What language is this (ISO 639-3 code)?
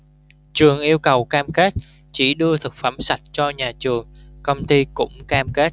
vie